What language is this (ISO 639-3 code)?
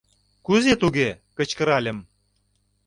chm